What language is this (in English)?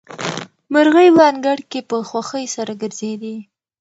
Pashto